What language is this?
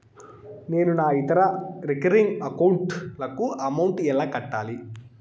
Telugu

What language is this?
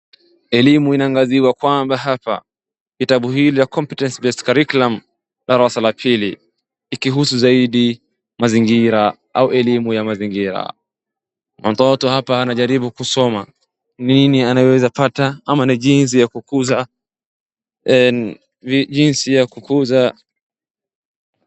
Swahili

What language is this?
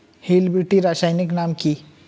Bangla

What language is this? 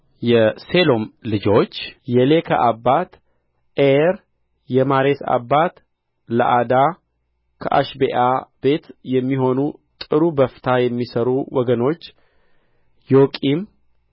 Amharic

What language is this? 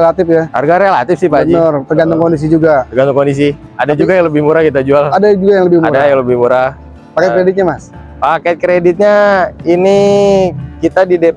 Indonesian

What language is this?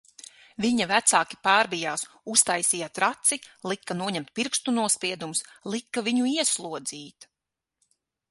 Latvian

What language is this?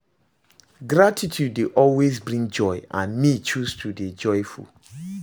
Nigerian Pidgin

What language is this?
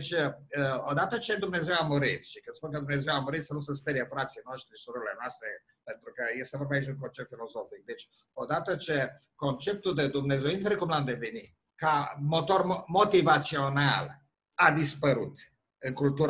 Romanian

